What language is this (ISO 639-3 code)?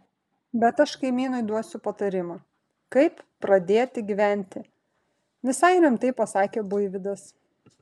lit